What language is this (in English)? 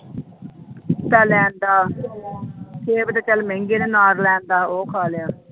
Punjabi